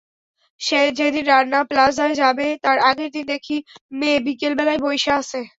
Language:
Bangla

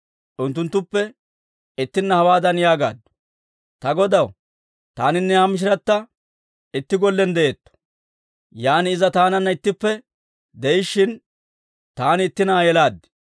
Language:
Dawro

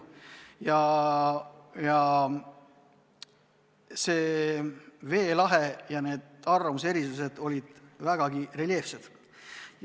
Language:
Estonian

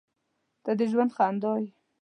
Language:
Pashto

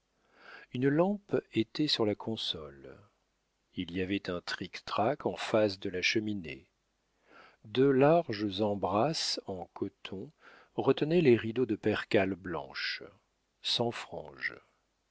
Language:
French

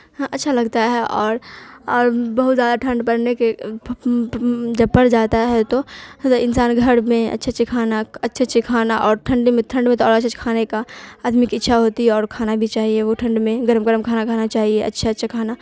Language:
Urdu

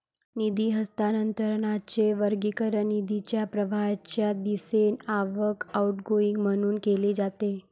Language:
Marathi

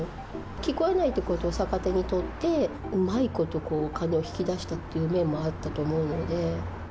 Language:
Japanese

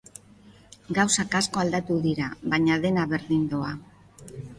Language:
Basque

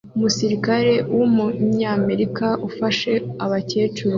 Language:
Kinyarwanda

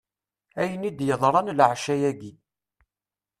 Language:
Kabyle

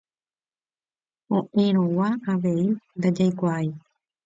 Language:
Guarani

